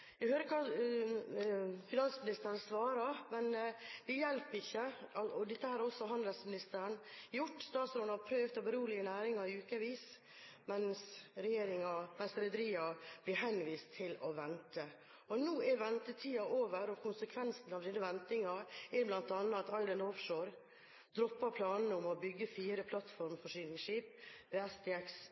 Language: Norwegian Bokmål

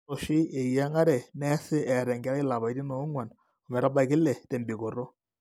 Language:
Masai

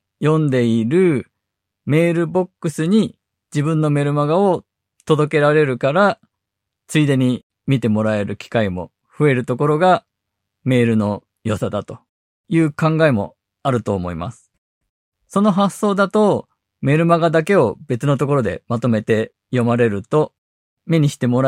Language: Japanese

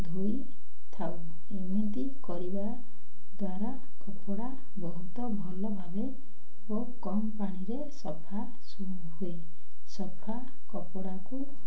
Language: Odia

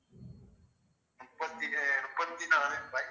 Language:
Tamil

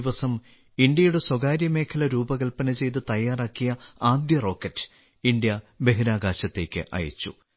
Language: Malayalam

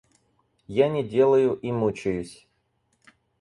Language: Russian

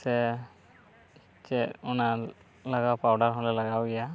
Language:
Santali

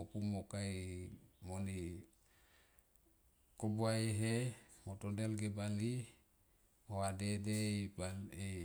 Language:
Tomoip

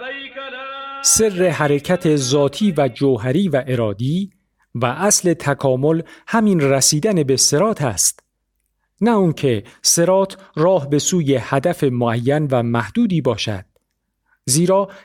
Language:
Persian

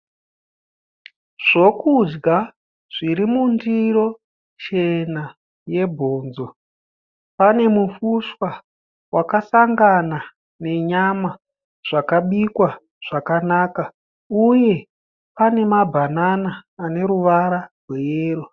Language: Shona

